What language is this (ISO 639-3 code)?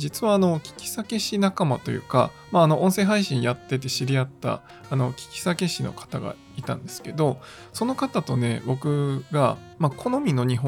jpn